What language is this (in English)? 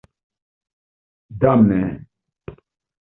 Esperanto